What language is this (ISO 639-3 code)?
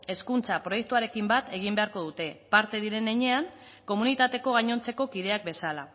eus